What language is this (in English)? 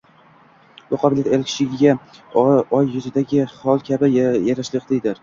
Uzbek